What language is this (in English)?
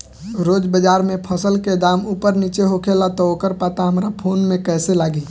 Bhojpuri